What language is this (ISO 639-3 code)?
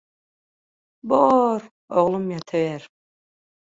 tuk